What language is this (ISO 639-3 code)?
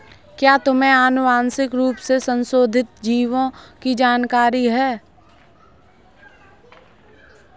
hin